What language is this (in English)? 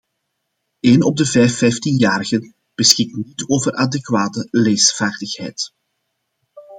Dutch